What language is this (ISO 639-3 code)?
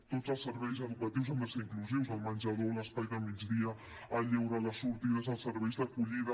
cat